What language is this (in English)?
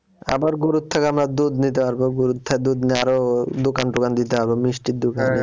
Bangla